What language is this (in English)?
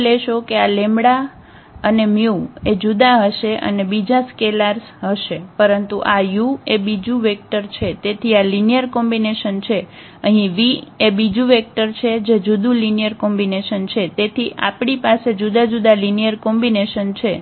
Gujarati